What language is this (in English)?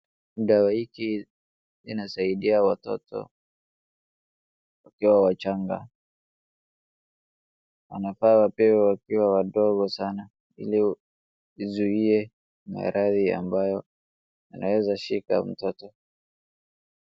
Swahili